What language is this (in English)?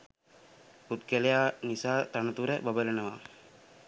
Sinhala